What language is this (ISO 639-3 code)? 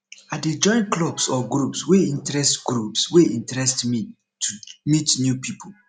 pcm